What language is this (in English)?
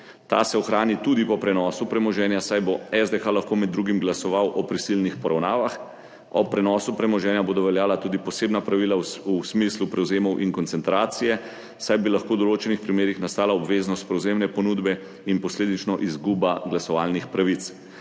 Slovenian